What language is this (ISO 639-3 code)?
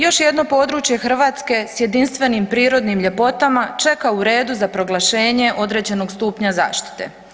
hrv